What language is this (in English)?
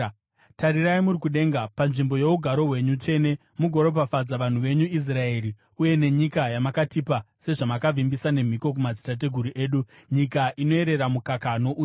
Shona